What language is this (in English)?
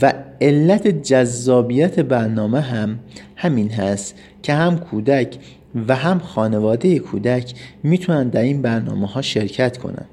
Persian